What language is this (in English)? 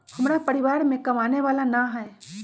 Magahi